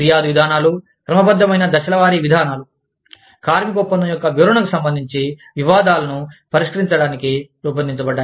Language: Telugu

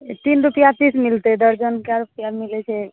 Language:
Maithili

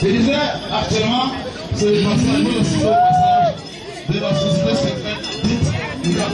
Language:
Greek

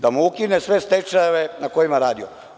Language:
Serbian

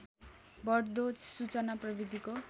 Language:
Nepali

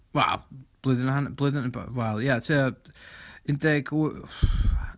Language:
Welsh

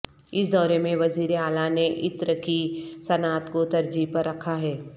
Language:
Urdu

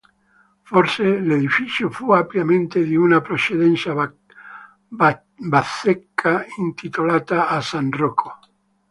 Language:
Italian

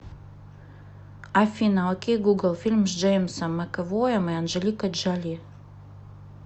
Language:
Russian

